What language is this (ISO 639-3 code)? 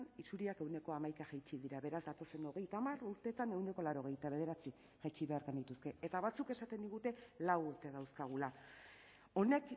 eus